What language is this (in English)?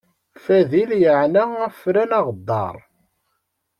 Kabyle